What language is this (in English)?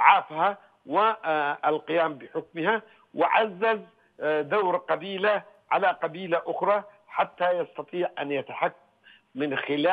Arabic